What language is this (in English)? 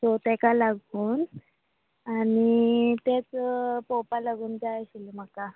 Konkani